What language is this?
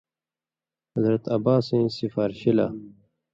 Indus Kohistani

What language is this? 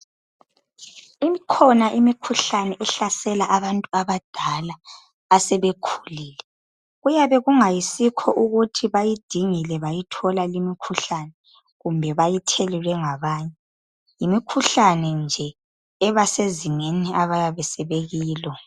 North Ndebele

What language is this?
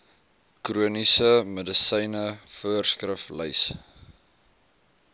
Afrikaans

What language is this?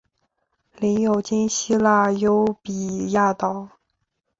Chinese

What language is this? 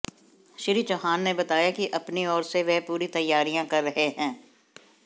Hindi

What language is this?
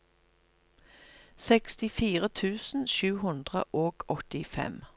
Norwegian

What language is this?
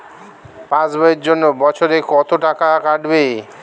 Bangla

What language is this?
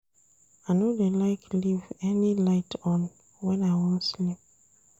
Nigerian Pidgin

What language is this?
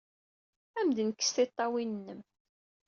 Kabyle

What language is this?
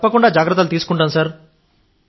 Telugu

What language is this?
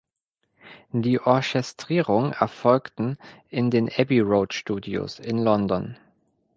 German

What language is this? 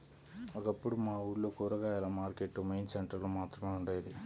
Telugu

